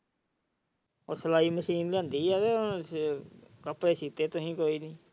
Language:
Punjabi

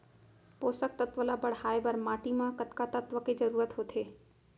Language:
Chhattisgarhi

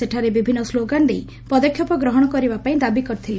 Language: Odia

